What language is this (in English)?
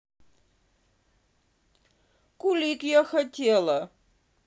Russian